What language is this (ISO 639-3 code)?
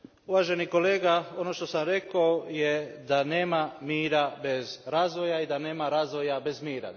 hrv